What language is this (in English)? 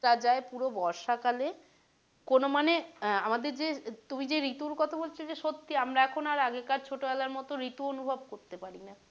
Bangla